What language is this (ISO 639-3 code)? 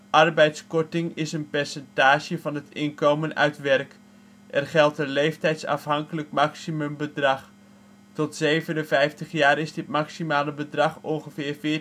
nld